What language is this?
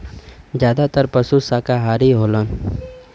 Bhojpuri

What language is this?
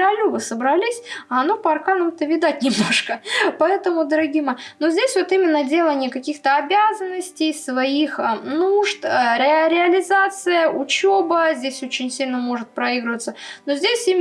Russian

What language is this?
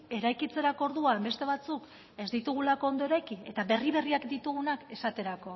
Basque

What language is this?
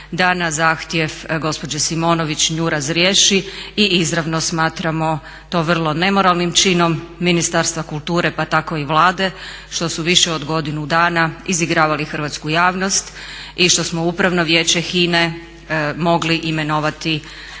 Croatian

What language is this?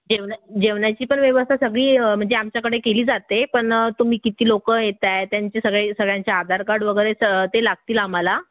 Marathi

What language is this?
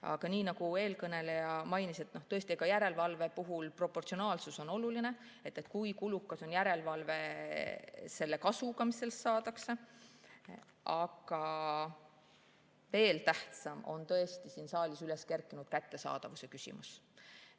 Estonian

